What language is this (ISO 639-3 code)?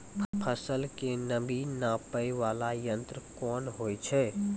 mai